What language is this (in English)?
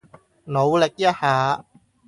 Cantonese